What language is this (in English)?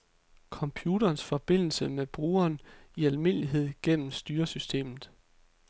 Danish